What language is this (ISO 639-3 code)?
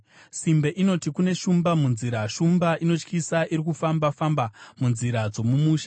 sna